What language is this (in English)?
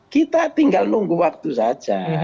Indonesian